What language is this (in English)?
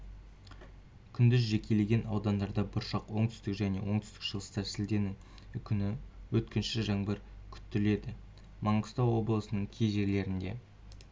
Kazakh